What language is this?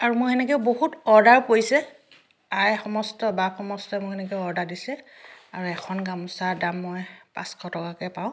Assamese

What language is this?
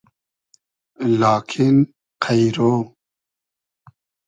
Hazaragi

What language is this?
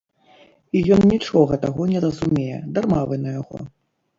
Belarusian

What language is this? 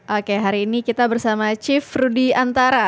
Indonesian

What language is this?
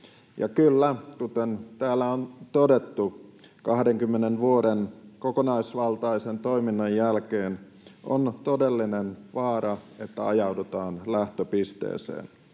Finnish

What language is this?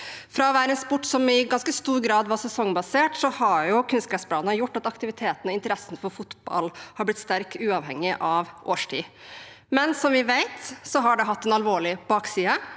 Norwegian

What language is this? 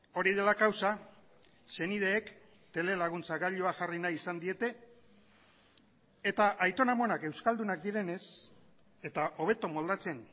Basque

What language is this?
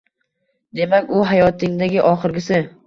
Uzbek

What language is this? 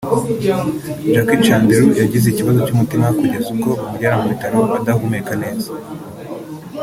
Kinyarwanda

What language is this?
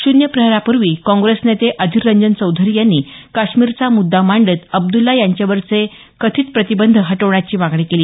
Marathi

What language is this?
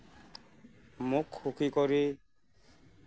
Assamese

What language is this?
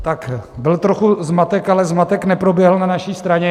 Czech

